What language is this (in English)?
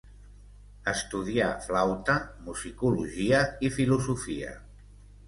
Catalan